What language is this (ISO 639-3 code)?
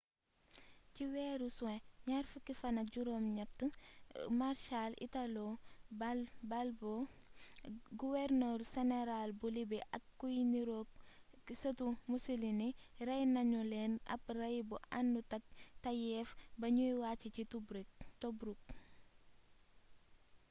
wol